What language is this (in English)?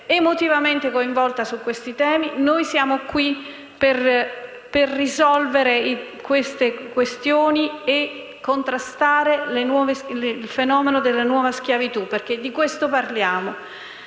Italian